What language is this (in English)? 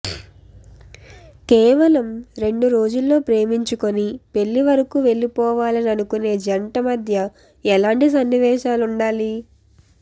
Telugu